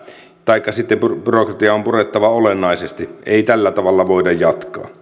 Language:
Finnish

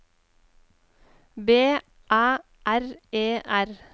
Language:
Norwegian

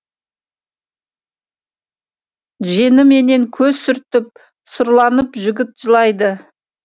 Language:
Kazakh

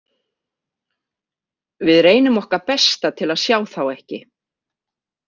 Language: Icelandic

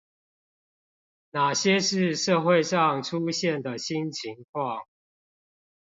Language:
Chinese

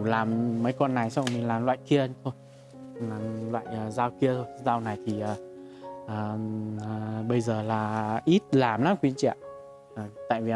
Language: Vietnamese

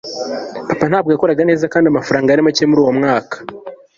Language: Kinyarwanda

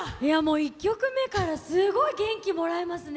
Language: Japanese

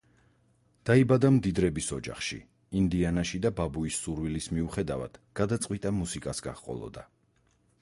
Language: Georgian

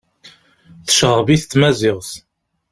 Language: Kabyle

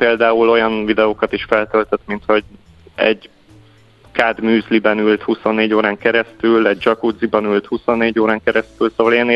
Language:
Hungarian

